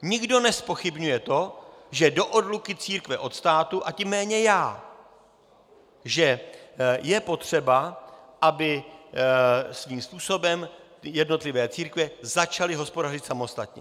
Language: Czech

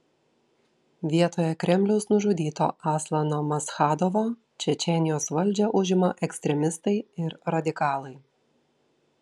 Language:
Lithuanian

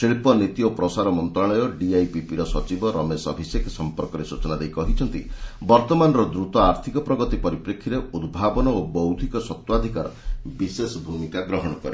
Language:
Odia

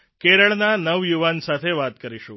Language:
Gujarati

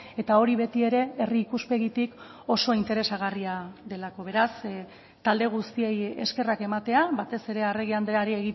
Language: Basque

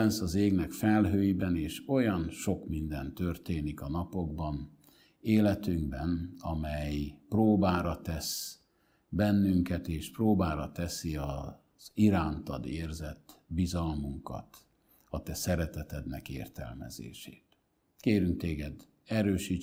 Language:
Hungarian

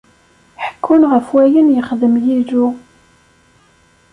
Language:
Kabyle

